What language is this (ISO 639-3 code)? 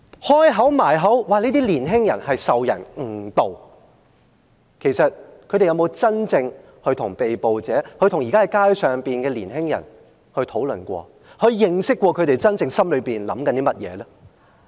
yue